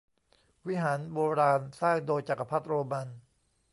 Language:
Thai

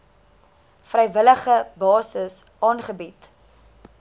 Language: Afrikaans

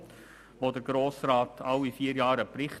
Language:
Swiss German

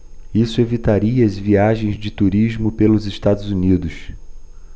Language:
Portuguese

